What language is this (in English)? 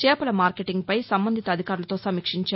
Telugu